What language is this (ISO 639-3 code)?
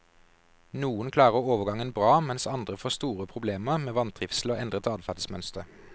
nor